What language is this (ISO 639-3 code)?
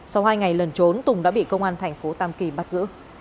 vie